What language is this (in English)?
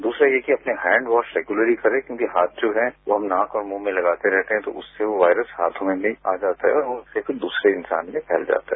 Hindi